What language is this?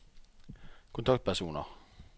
Norwegian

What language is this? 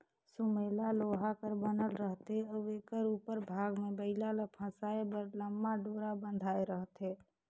Chhattisgarhi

